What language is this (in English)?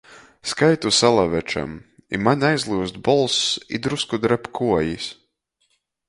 Latgalian